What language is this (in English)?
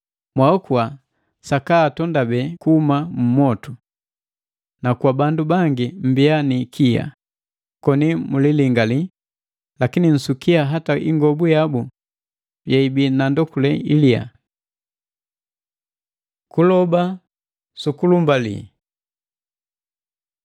Matengo